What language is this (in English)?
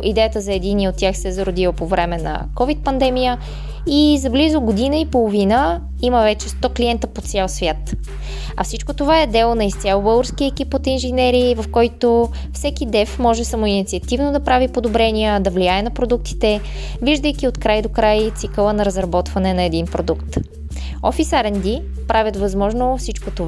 Bulgarian